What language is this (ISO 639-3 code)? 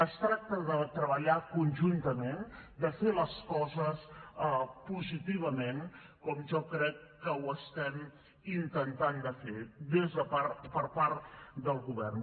cat